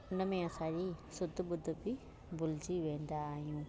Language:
Sindhi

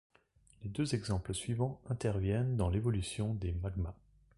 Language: French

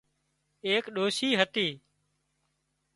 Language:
Wadiyara Koli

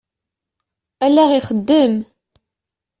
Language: Kabyle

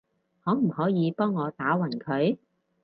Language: Cantonese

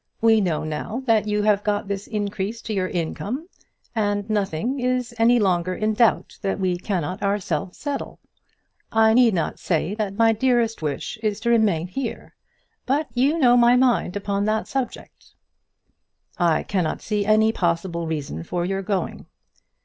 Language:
English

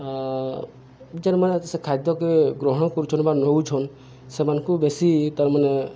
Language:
Odia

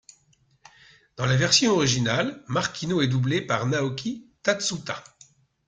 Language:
French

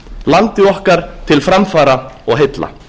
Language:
Icelandic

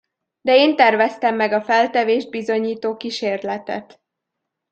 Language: Hungarian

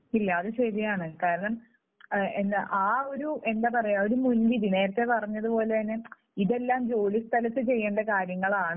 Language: Malayalam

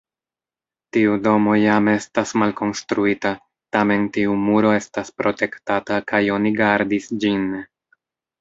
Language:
Esperanto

